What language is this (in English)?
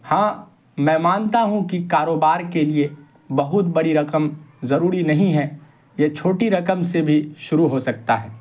Urdu